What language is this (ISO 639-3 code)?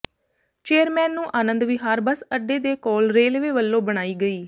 pan